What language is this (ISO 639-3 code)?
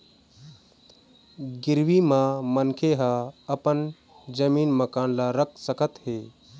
hne